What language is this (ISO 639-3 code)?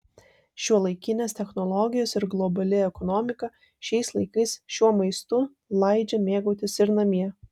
lit